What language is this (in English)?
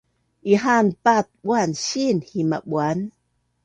Bunun